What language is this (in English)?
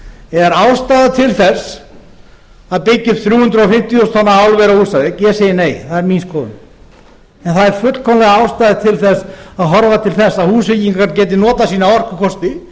Icelandic